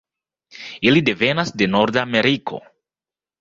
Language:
Esperanto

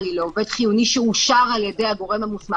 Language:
Hebrew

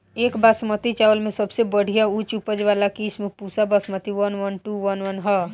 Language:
Bhojpuri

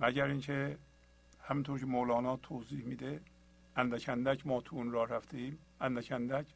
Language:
Persian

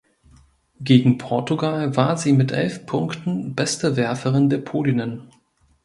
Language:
German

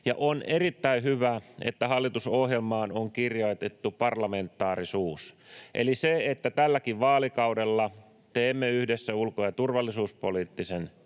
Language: Finnish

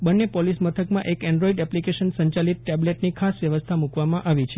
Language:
Gujarati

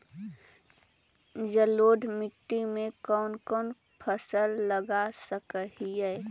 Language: Magahi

